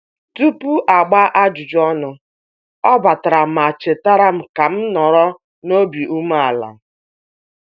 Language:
Igbo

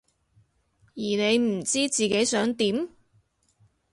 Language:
Cantonese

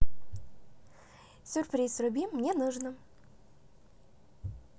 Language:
Russian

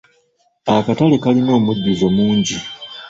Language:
Ganda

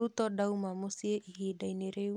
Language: Kikuyu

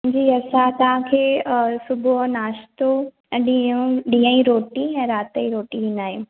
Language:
Sindhi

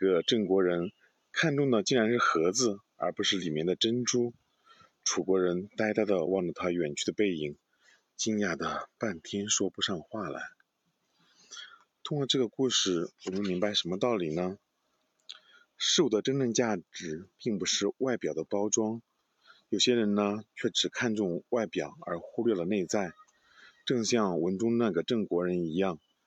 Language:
Chinese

